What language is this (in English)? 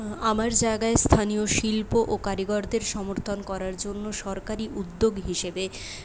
Bangla